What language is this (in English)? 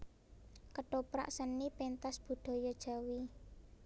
Javanese